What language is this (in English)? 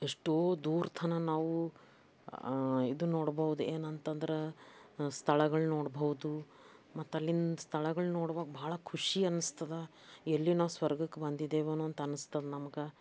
Kannada